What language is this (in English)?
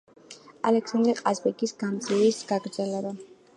Georgian